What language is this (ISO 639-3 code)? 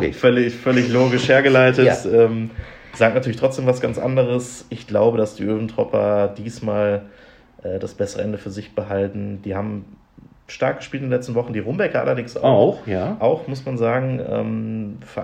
deu